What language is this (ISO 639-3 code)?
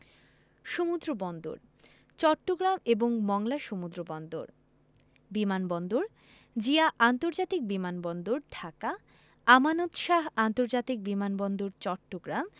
ben